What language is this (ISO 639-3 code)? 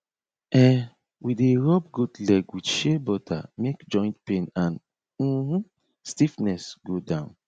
pcm